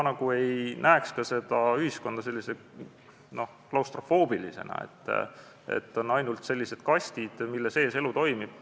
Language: Estonian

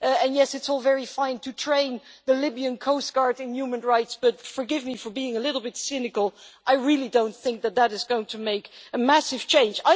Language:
English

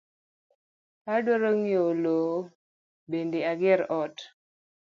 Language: Luo (Kenya and Tanzania)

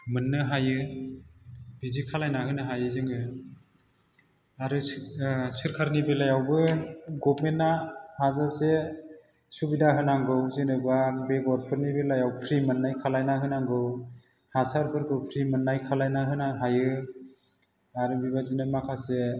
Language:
Bodo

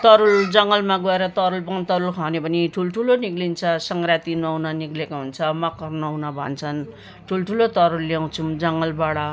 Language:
Nepali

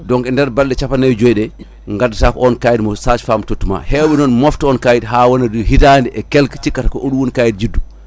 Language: Fula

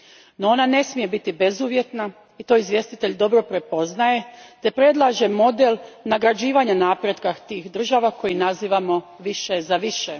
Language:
Croatian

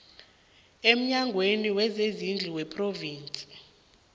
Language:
South Ndebele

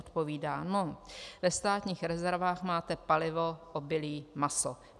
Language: Czech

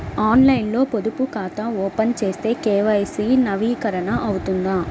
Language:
Telugu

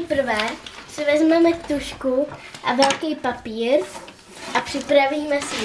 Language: Czech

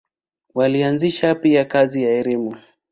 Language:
Swahili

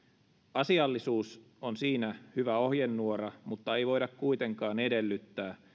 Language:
Finnish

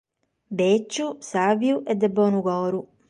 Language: Sardinian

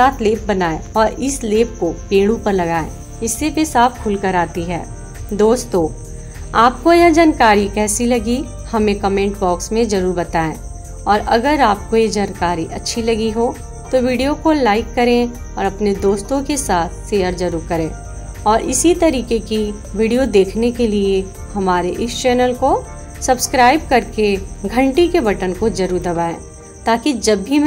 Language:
Hindi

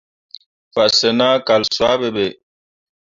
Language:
Mundang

